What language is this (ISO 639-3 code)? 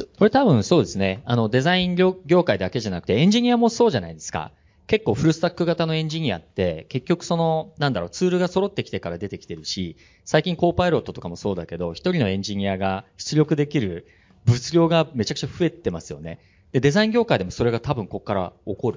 jpn